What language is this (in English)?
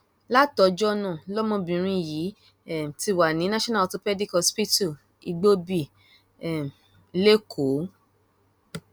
Yoruba